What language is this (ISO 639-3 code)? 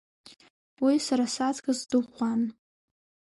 abk